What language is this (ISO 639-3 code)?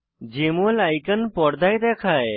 ben